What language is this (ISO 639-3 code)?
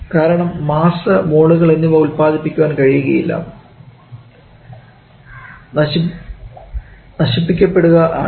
mal